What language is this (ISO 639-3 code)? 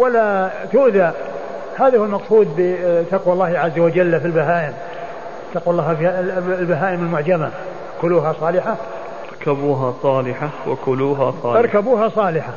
ara